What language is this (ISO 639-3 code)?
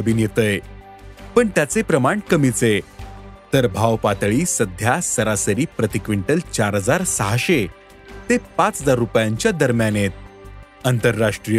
mar